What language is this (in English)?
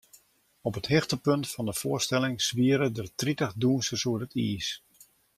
Western Frisian